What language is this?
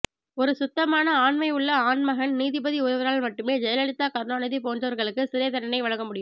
Tamil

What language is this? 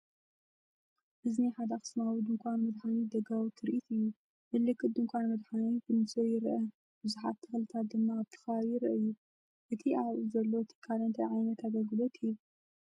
Tigrinya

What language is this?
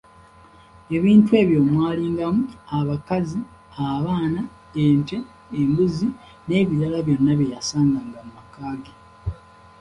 Ganda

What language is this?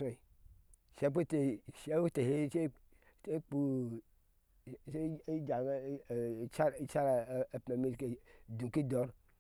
Ashe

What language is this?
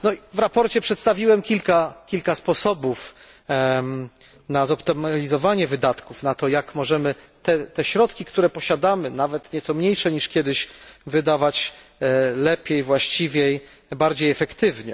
Polish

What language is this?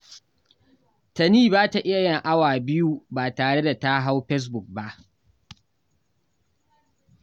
Hausa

